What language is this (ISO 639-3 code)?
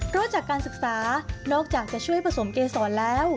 tha